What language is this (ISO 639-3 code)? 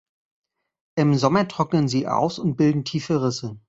deu